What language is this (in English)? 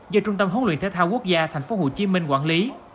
Vietnamese